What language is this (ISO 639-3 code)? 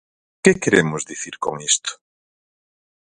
glg